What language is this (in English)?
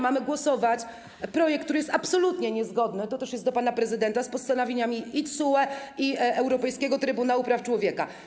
Polish